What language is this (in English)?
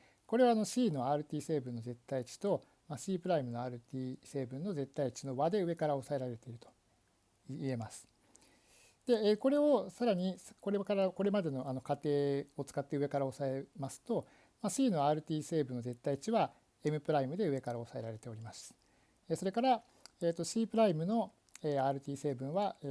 Japanese